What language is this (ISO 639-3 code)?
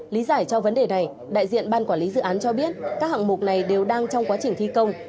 vie